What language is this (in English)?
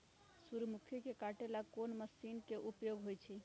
Magahi